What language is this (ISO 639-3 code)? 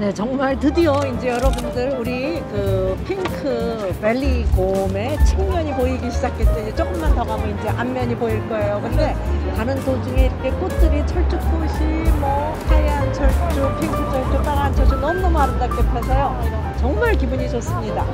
kor